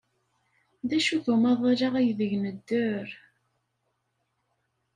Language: Kabyle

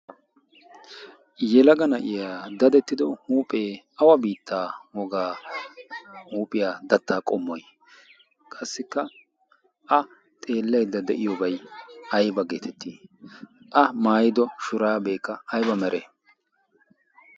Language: Wolaytta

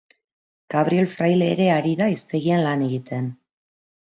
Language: Basque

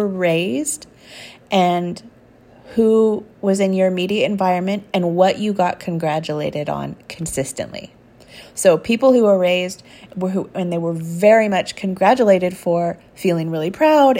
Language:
English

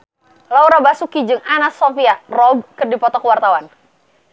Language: Sundanese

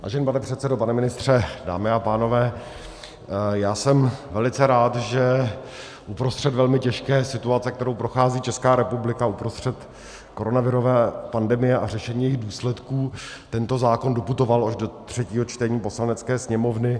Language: Czech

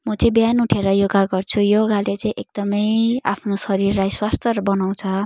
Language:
Nepali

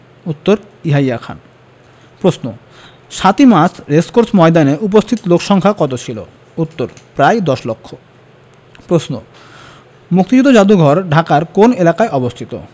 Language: Bangla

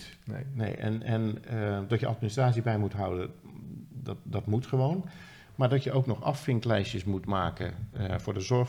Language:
Dutch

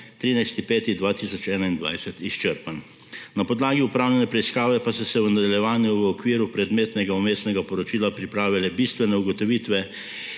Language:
Slovenian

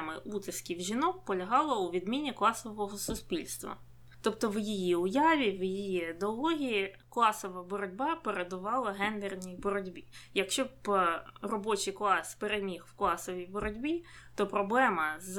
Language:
Ukrainian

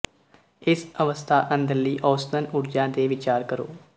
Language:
Punjabi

